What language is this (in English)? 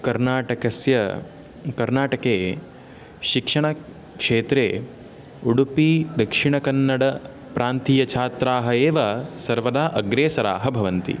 Sanskrit